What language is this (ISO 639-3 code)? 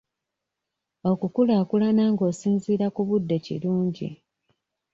lug